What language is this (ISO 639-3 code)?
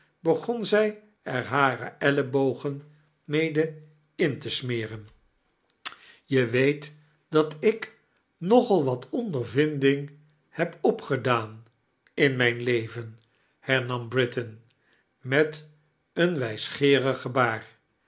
nld